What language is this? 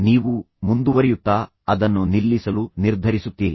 Kannada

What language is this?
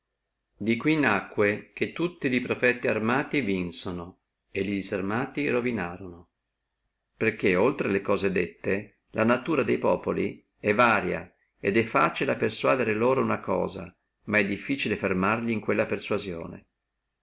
Italian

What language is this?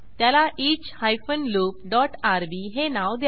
Marathi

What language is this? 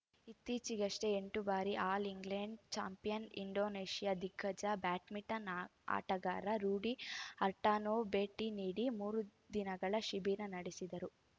Kannada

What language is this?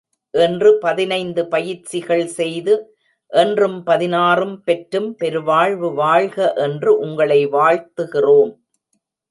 Tamil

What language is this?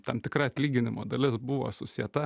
Lithuanian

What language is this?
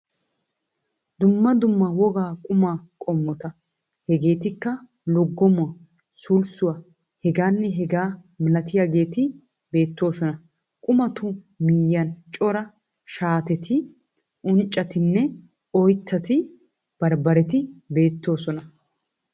Wolaytta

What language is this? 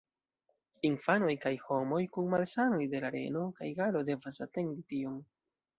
Esperanto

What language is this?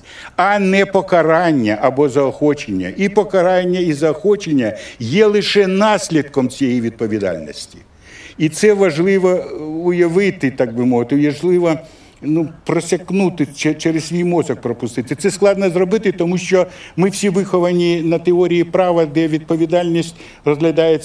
Ukrainian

